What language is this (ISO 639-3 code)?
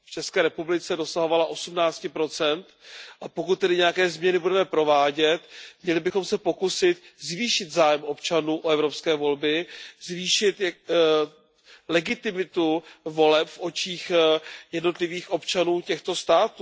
ces